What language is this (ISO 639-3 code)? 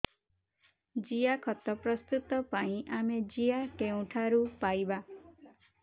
ori